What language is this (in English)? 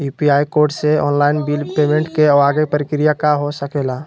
Magahi